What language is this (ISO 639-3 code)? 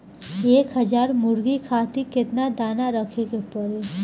bho